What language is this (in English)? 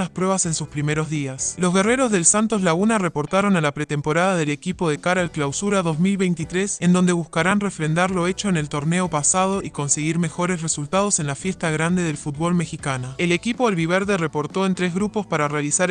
Spanish